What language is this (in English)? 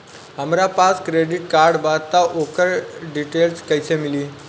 Bhojpuri